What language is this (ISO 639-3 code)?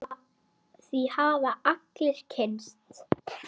isl